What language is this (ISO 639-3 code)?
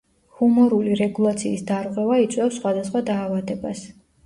kat